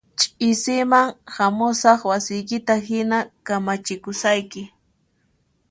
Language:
Puno Quechua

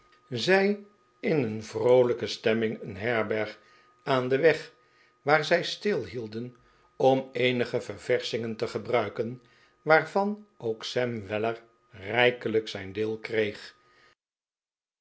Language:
Dutch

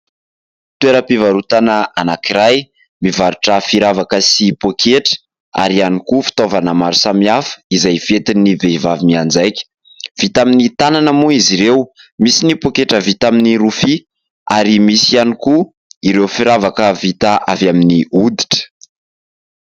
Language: Malagasy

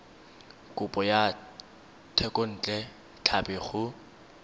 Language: Tswana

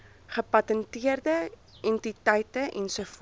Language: Afrikaans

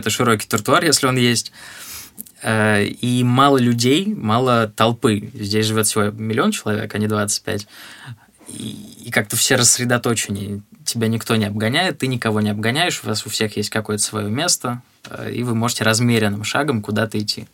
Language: Russian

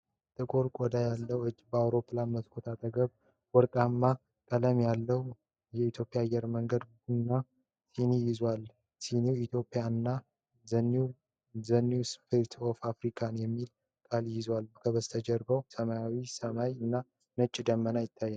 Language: Amharic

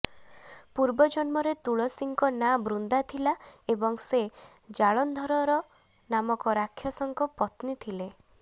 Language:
Odia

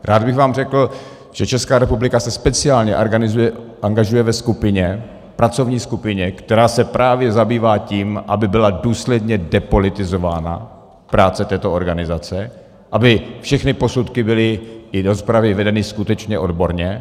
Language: Czech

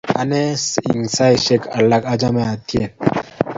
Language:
Kalenjin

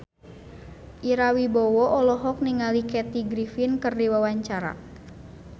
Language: Sundanese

